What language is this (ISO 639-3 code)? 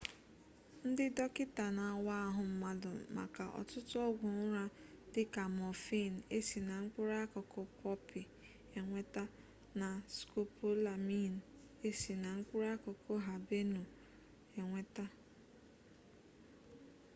ibo